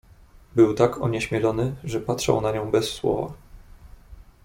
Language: Polish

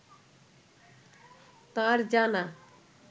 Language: Bangla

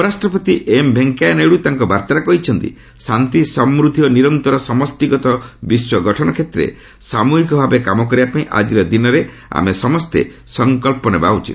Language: Odia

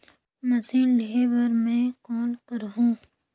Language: Chhattisgarhi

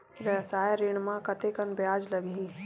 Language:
Chhattisgarhi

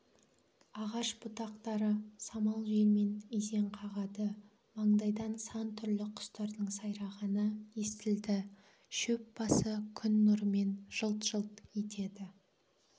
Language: Kazakh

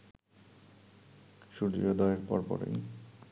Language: Bangla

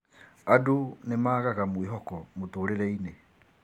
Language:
Kikuyu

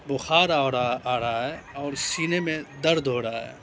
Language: Urdu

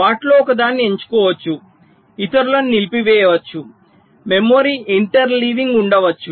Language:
Telugu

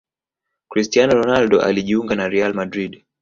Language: Swahili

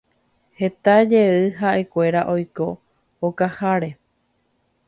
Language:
Guarani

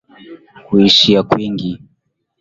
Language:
Swahili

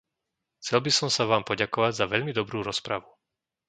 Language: Slovak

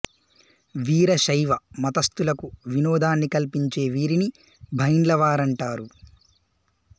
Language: Telugu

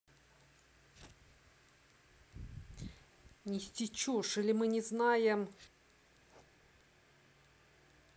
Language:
Russian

